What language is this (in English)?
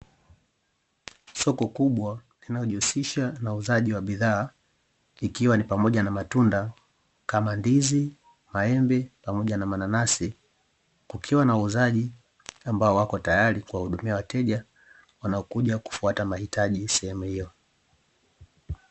Swahili